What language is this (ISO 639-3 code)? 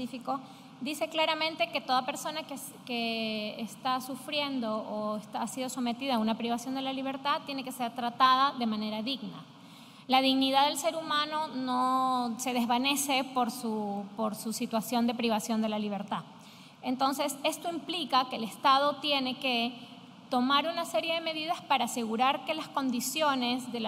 spa